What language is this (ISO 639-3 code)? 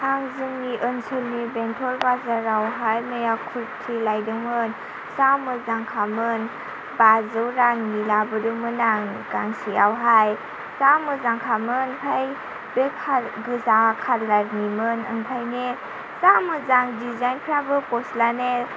brx